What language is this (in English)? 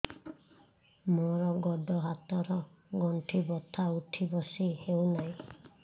Odia